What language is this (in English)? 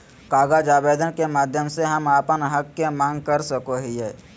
Magahi